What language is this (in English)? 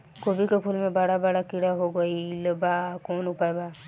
Bhojpuri